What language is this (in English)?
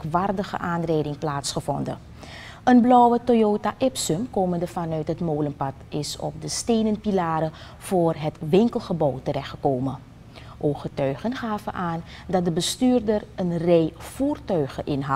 Dutch